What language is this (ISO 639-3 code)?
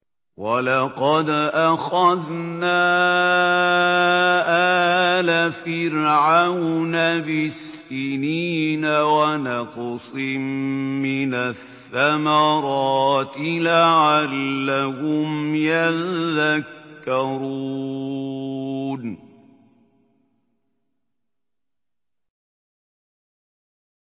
ara